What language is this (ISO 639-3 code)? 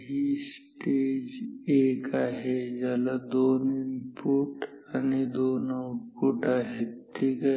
mar